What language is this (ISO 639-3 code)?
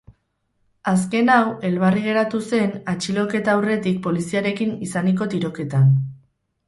eus